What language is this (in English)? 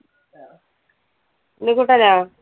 Malayalam